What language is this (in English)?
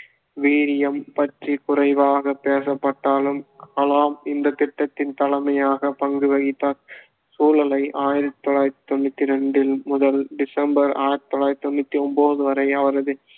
Tamil